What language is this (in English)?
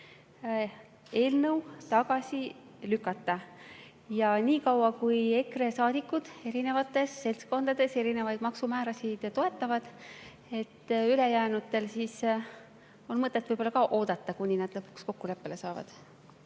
Estonian